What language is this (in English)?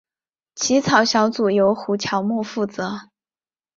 Chinese